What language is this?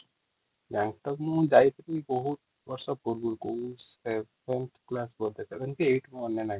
Odia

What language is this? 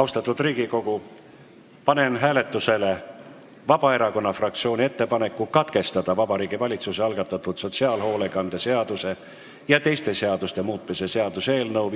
Estonian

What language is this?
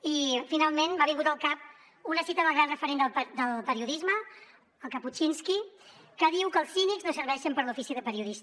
Catalan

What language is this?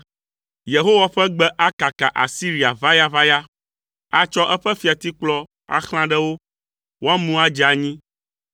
Ewe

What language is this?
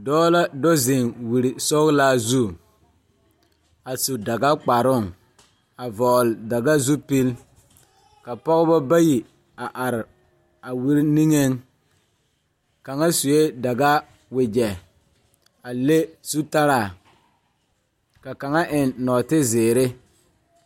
Southern Dagaare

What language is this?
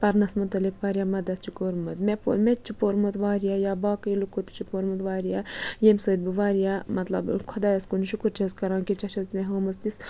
Kashmiri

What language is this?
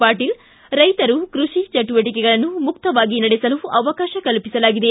Kannada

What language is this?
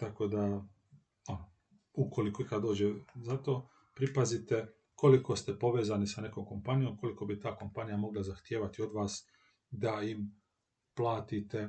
Croatian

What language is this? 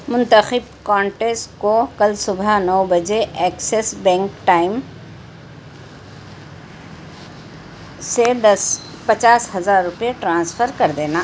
Urdu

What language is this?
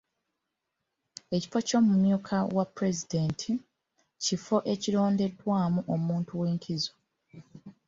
Ganda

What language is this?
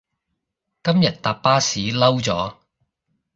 Cantonese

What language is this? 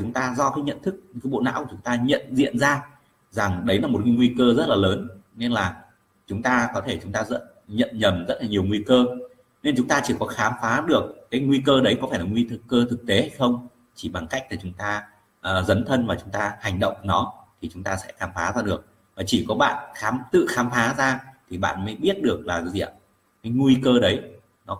Vietnamese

